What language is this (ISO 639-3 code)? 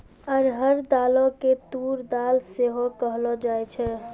mai